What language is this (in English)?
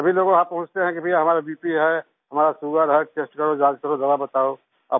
Hindi